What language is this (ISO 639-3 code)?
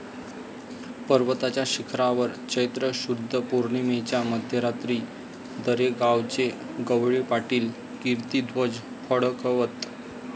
mar